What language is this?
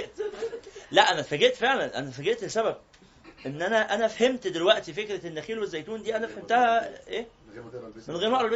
Arabic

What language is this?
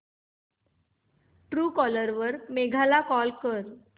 Marathi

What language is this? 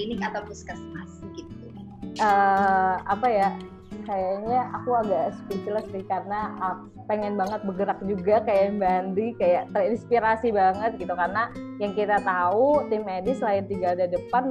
Indonesian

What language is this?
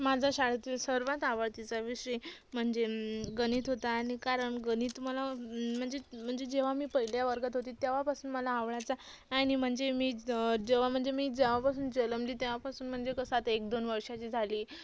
Marathi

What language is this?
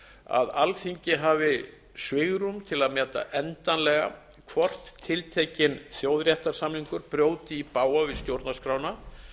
Icelandic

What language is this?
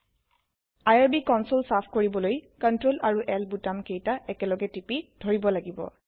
Assamese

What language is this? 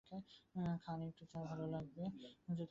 Bangla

